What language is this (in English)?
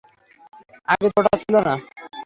Bangla